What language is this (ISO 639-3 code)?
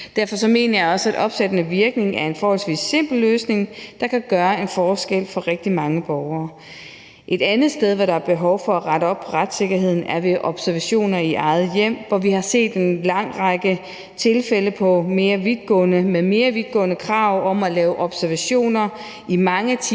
dan